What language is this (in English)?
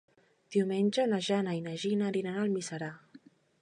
Catalan